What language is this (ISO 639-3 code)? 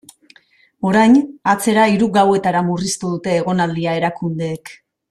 eus